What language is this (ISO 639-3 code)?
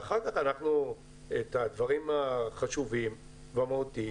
heb